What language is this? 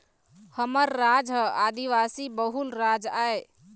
Chhattisgarhi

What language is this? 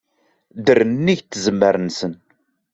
Kabyle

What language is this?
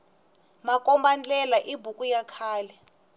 Tsonga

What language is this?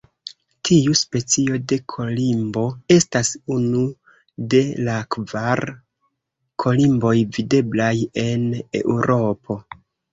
Esperanto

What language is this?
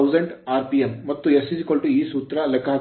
Kannada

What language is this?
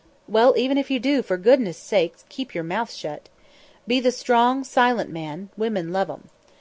English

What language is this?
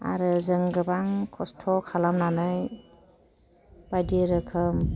Bodo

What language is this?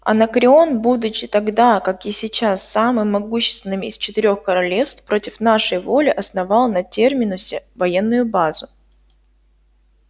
Russian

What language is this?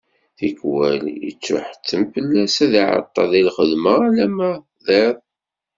Kabyle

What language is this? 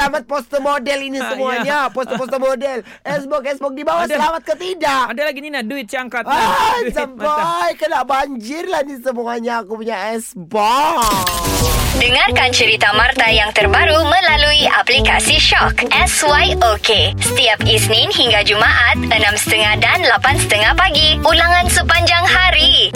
Malay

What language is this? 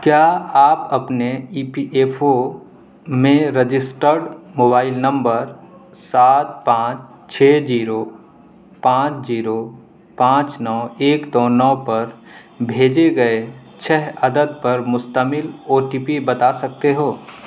Urdu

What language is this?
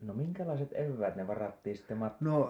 Finnish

